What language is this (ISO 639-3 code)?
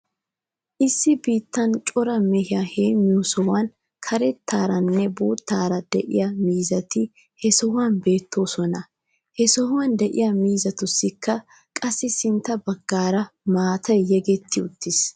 wal